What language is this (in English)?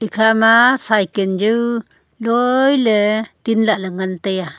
Wancho Naga